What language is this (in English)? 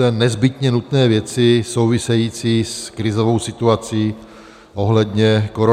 Czech